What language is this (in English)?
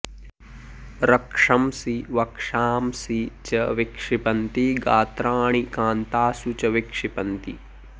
Sanskrit